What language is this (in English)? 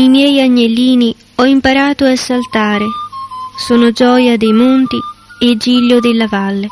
Italian